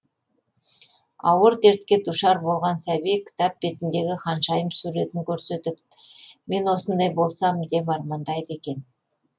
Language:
Kazakh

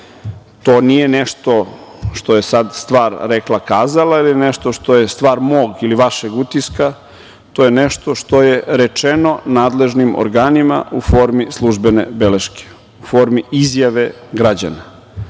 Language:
Serbian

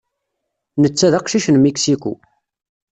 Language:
Kabyle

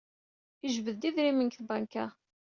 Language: Kabyle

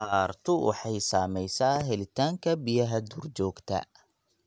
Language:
Somali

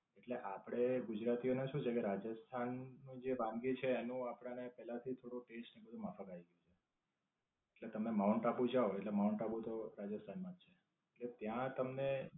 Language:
Gujarati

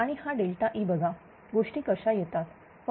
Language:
Marathi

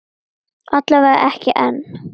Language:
Icelandic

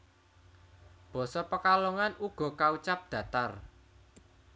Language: Javanese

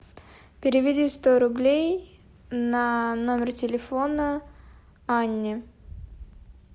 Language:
Russian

